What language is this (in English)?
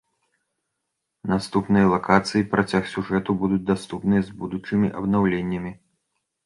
Belarusian